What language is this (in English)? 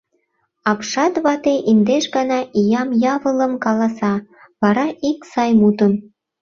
Mari